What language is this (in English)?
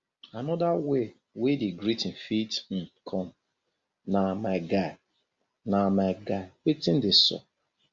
Nigerian Pidgin